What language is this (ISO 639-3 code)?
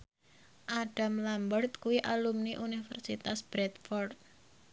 jav